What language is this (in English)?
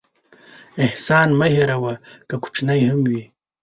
Pashto